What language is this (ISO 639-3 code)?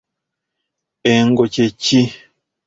lug